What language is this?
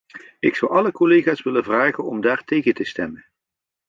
Dutch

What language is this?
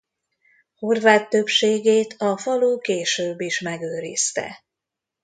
Hungarian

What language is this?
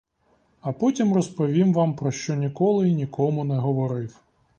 Ukrainian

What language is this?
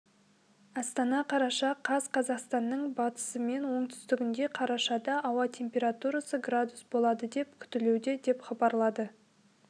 Kazakh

